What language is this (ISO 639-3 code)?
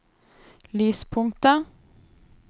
nor